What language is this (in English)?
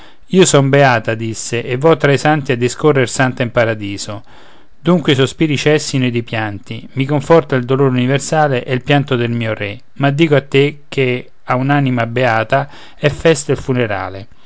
Italian